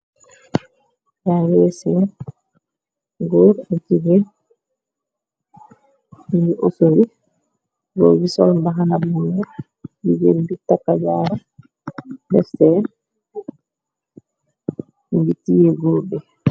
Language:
Wolof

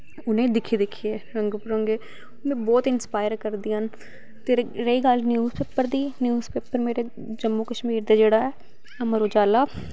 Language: Dogri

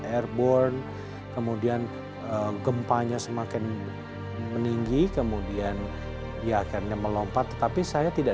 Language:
Indonesian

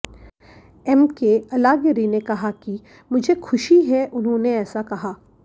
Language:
Hindi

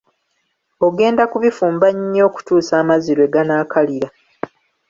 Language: Ganda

